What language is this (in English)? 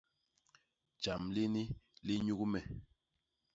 Basaa